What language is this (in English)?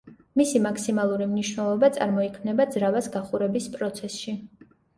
Georgian